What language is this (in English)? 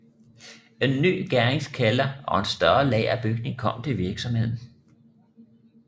Danish